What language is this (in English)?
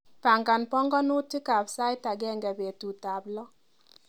Kalenjin